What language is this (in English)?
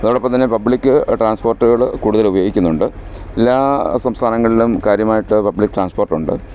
Malayalam